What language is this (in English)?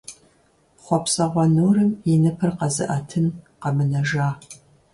Kabardian